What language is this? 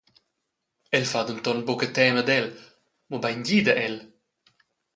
Romansh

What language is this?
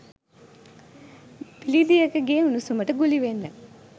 Sinhala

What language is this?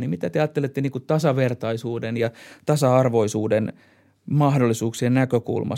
Finnish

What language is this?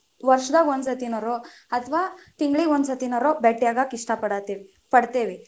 Kannada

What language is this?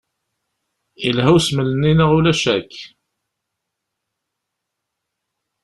Kabyle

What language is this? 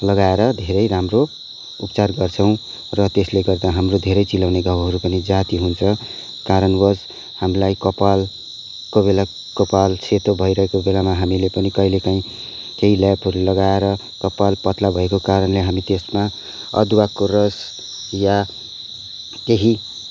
Nepali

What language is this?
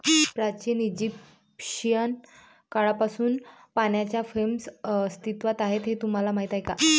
Marathi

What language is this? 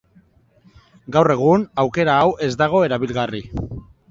Basque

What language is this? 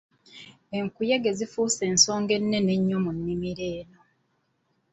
Ganda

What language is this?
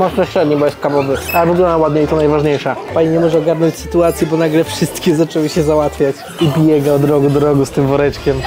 Polish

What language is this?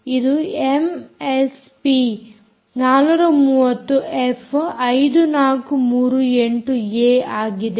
Kannada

